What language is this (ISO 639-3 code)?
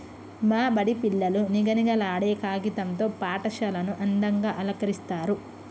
tel